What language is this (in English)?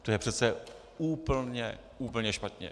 Czech